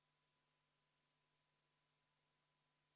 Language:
Estonian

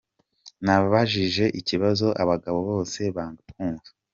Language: Kinyarwanda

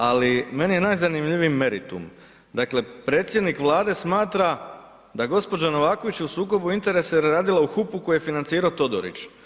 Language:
Croatian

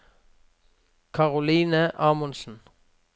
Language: Norwegian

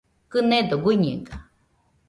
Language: Nüpode Huitoto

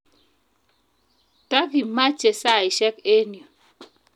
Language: Kalenjin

